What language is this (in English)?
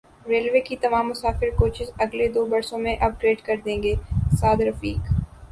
Urdu